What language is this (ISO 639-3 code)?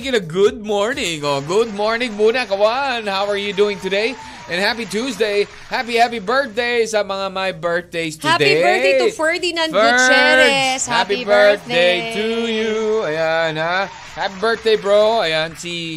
fil